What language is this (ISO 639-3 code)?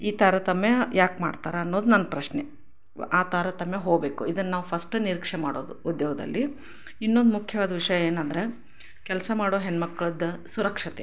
kan